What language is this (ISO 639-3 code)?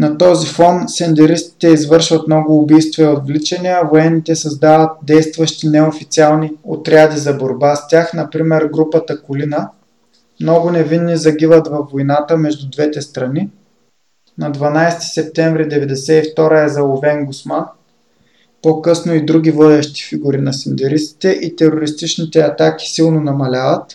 bul